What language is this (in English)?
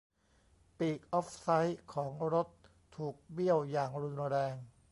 Thai